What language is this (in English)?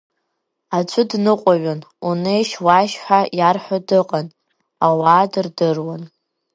Abkhazian